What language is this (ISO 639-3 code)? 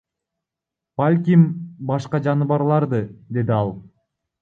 kir